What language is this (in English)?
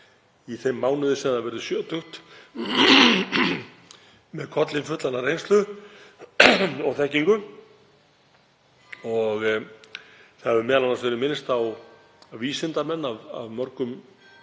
Icelandic